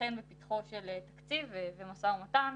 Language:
Hebrew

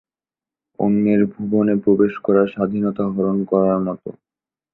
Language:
Bangla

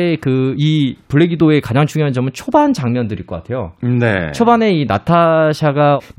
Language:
Korean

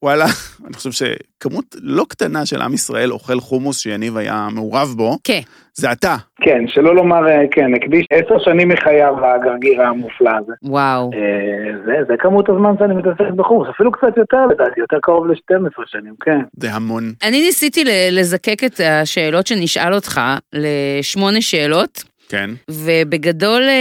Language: Hebrew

